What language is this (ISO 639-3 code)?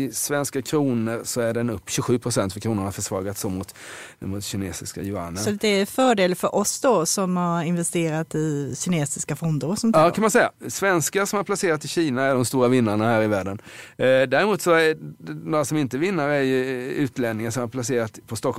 swe